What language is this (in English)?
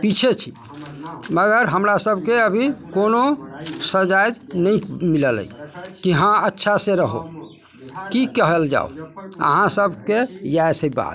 Maithili